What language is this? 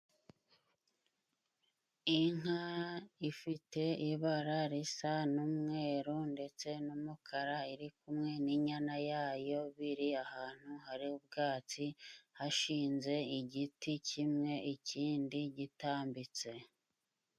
Kinyarwanda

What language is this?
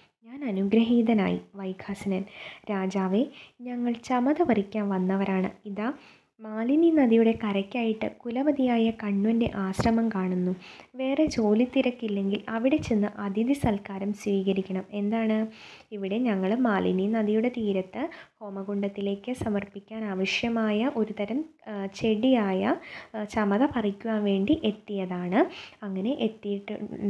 Malayalam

